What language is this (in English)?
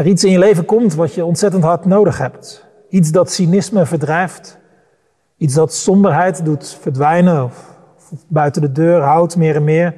Dutch